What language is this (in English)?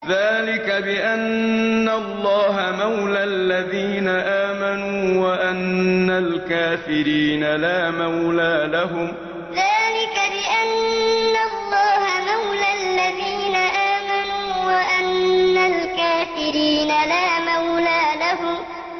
Arabic